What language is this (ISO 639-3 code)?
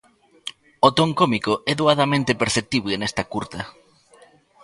glg